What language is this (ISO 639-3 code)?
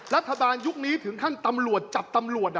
tha